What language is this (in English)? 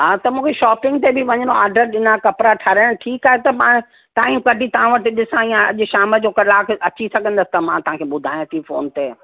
Sindhi